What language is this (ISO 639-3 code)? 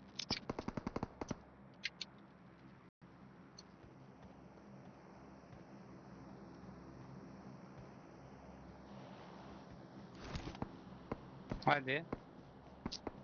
tur